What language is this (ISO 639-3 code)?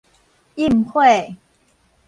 nan